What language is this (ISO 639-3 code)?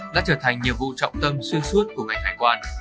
vie